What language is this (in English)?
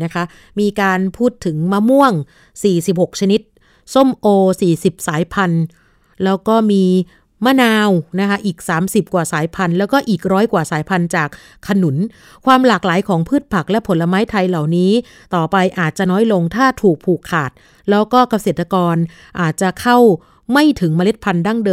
Thai